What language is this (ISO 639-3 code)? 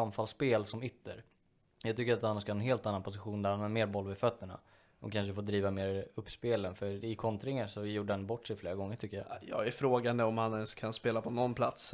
swe